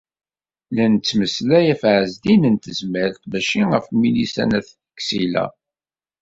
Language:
Kabyle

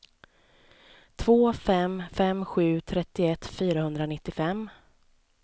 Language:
Swedish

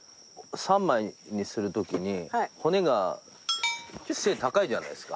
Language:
Japanese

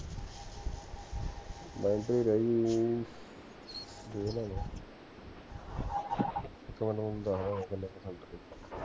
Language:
Punjabi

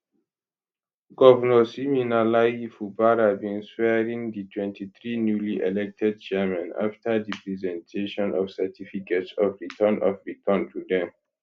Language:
Nigerian Pidgin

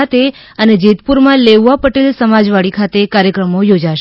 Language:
Gujarati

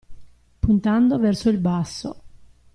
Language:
Italian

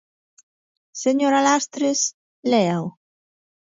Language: Galician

